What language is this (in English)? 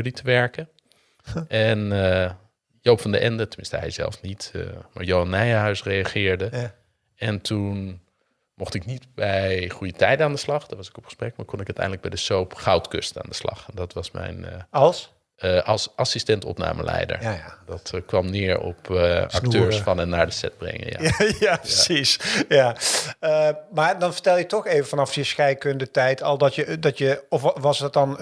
Dutch